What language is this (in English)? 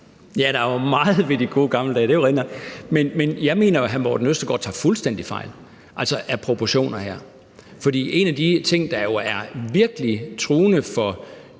Danish